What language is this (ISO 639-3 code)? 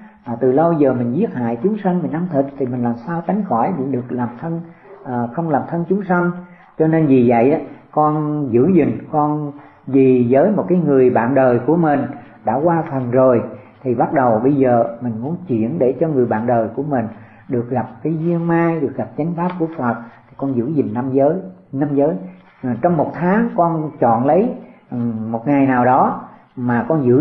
vie